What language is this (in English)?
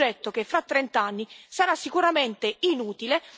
Italian